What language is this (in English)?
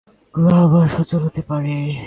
Bangla